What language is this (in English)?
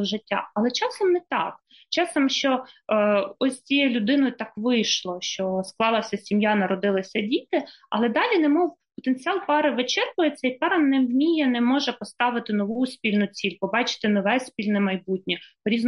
Ukrainian